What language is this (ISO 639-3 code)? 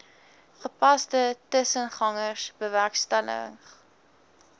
afr